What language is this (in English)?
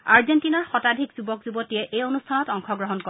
Assamese